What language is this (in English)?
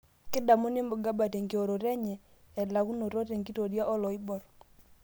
Masai